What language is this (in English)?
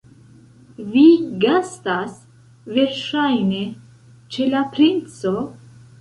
Esperanto